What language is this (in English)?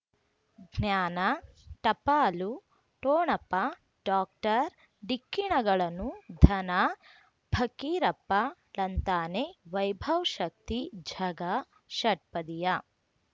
Kannada